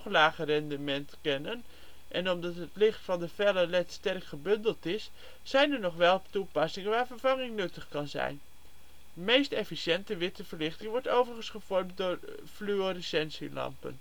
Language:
Dutch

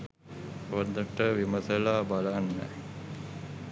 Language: Sinhala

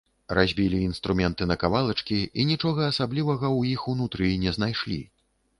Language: Belarusian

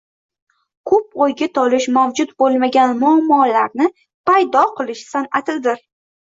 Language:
Uzbek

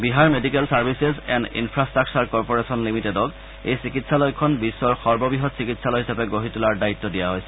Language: Assamese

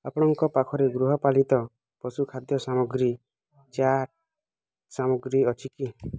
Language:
Odia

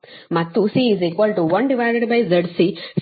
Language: Kannada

